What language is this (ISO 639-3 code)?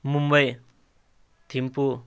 nep